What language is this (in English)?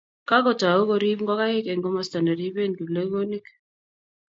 Kalenjin